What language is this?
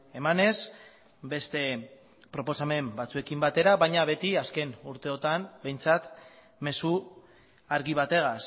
Basque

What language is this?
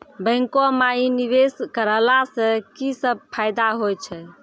Maithili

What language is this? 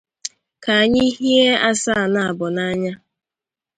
Igbo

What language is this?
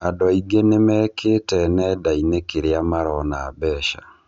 Kikuyu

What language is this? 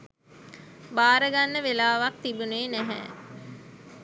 Sinhala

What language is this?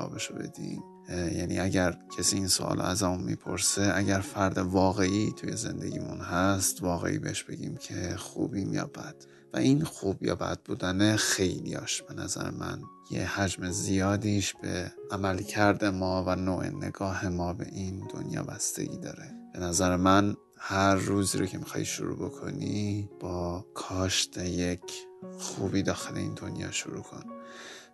Persian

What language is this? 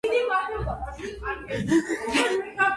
Georgian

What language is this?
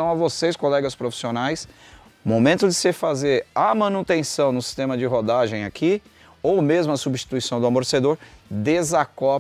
Portuguese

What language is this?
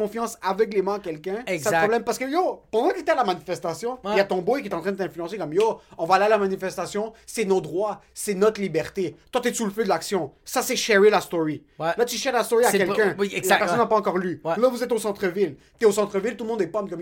French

